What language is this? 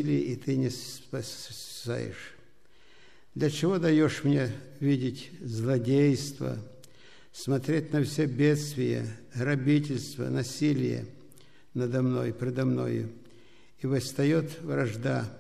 Russian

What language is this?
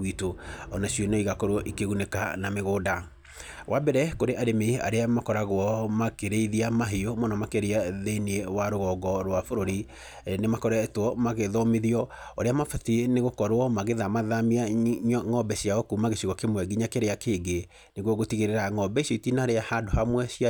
Kikuyu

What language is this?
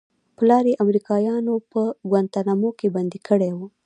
Pashto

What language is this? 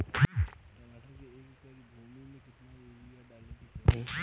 Bhojpuri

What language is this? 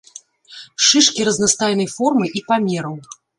Belarusian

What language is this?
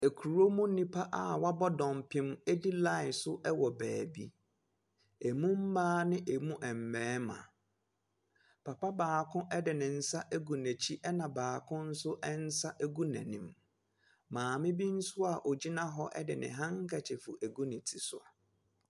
Akan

